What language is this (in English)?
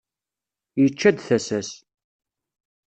Kabyle